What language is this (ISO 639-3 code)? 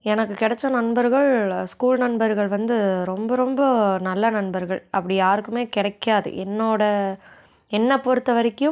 tam